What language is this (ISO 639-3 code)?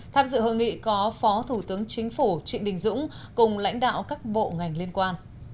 vie